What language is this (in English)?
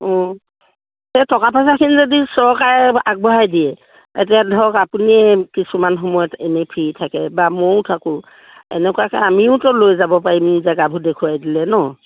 Assamese